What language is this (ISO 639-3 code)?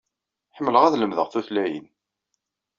kab